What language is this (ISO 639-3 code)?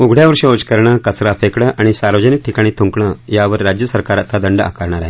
mar